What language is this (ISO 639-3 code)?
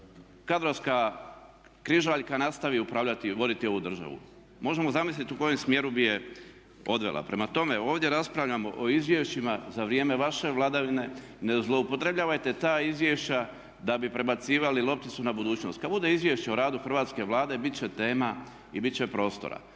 hrv